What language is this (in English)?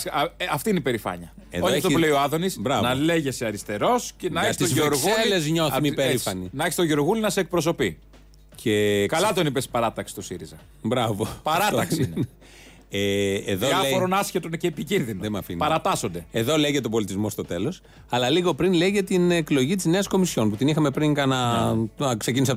Greek